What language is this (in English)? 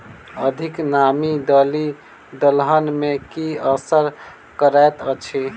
Maithili